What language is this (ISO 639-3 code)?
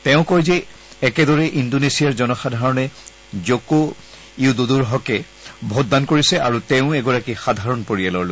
asm